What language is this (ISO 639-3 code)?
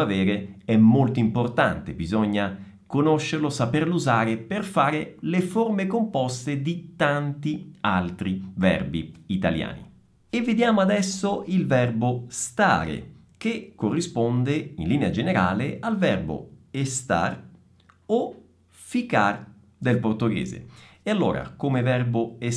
ita